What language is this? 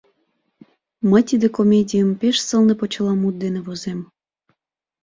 Mari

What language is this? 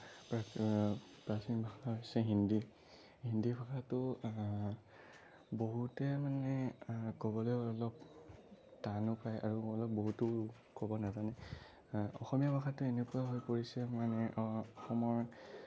Assamese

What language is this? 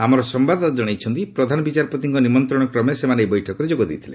Odia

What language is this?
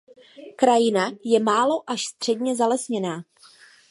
Czech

